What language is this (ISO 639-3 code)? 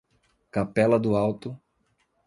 por